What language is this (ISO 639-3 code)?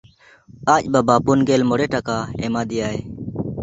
sat